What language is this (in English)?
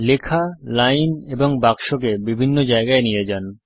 Bangla